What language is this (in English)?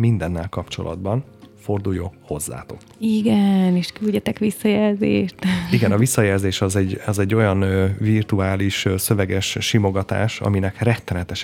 Hungarian